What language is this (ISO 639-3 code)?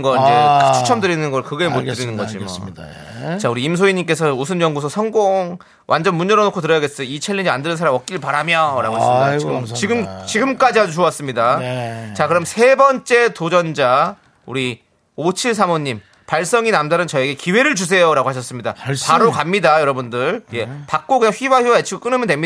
kor